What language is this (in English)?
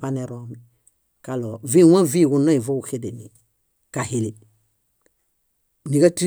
Bayot